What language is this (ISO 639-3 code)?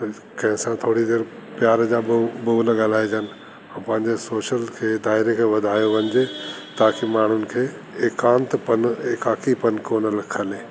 snd